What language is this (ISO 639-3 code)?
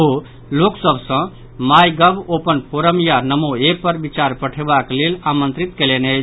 mai